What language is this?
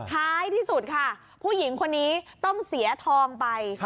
Thai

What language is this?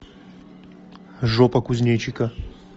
Russian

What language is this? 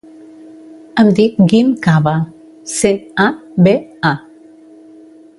Catalan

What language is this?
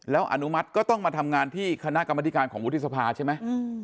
Thai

